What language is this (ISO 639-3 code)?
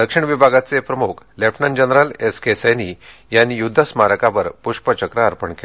mar